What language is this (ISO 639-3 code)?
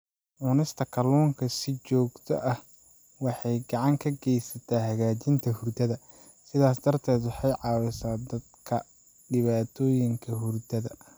som